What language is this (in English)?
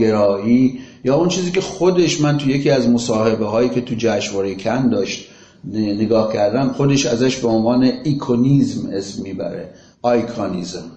Persian